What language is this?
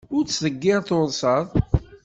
Kabyle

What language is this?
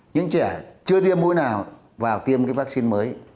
Vietnamese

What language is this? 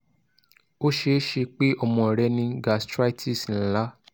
Yoruba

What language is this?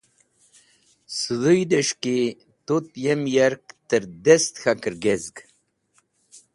Wakhi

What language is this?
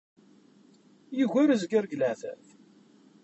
Kabyle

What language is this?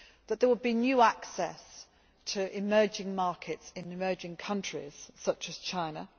English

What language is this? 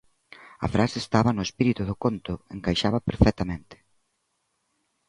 Galician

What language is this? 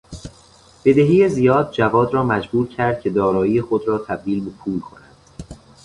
Persian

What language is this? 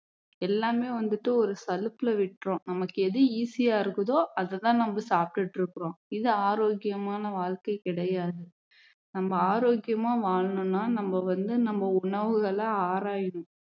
Tamil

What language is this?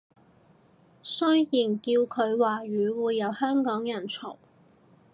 Cantonese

